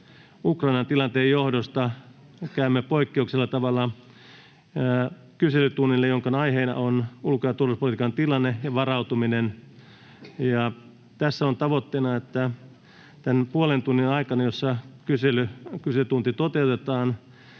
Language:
Finnish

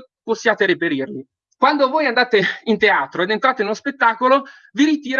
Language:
Italian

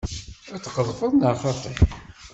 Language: Kabyle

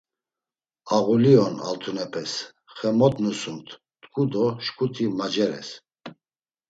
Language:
Laz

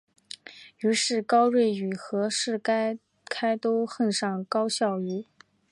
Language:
Chinese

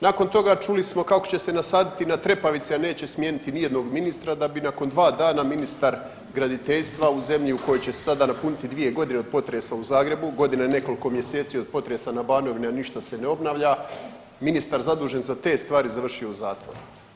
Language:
Croatian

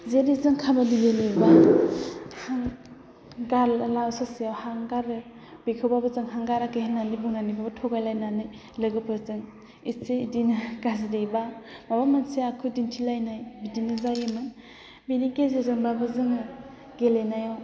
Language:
Bodo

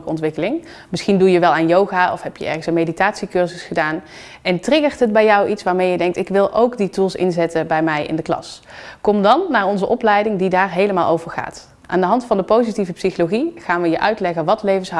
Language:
Dutch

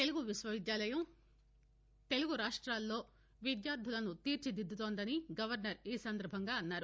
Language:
Telugu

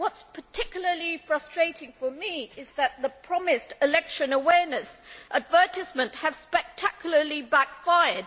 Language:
English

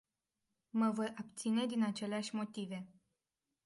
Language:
Romanian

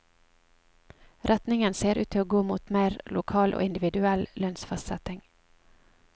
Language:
Norwegian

